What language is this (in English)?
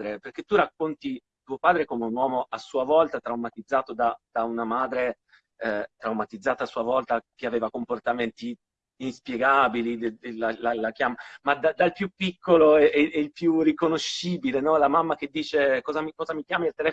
Italian